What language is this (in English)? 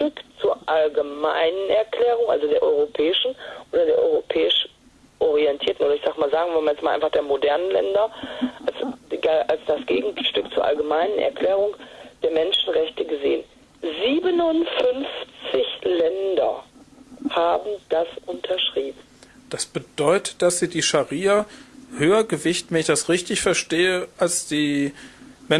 German